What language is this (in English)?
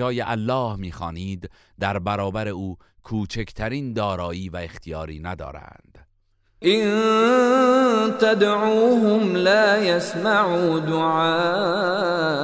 Persian